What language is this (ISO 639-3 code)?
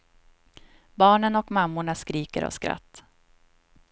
swe